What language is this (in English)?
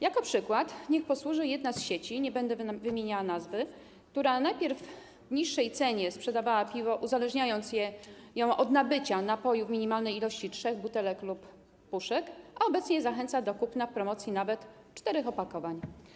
Polish